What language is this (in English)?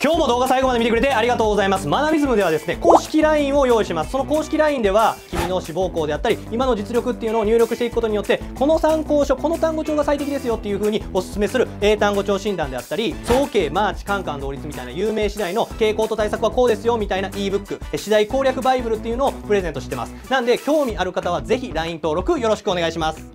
Japanese